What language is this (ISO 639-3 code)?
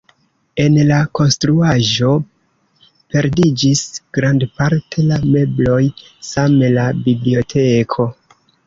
epo